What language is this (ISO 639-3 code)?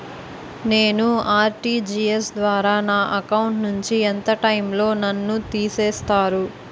tel